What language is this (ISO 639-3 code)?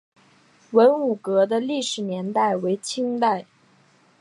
zho